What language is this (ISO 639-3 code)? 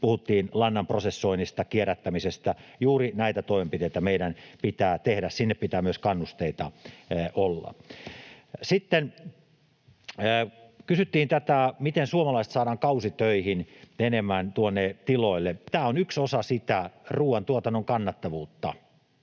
fin